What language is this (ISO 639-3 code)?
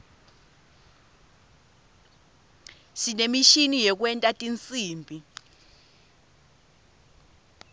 ssw